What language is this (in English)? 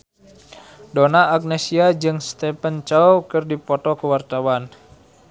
Sundanese